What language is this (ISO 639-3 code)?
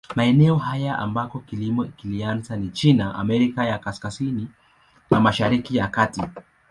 swa